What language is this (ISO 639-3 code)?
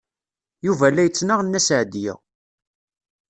kab